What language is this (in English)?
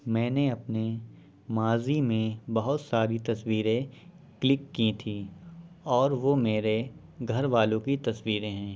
Urdu